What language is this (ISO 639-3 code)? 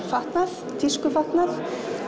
isl